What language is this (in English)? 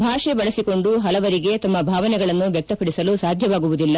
Kannada